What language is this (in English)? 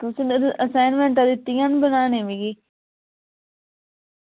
Dogri